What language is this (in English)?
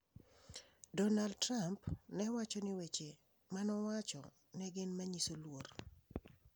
Luo (Kenya and Tanzania)